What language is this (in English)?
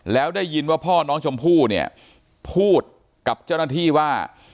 Thai